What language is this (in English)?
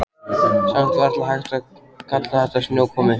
Icelandic